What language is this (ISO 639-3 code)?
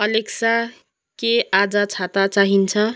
nep